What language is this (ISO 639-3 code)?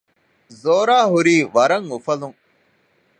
div